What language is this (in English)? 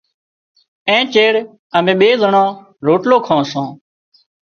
Wadiyara Koli